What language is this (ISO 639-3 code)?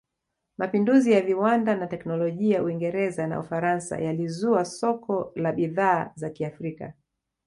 swa